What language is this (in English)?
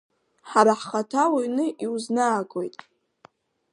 Abkhazian